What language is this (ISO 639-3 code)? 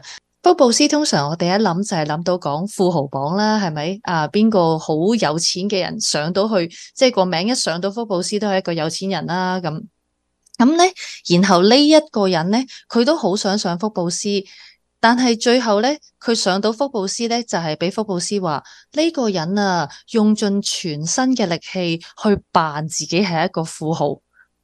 zho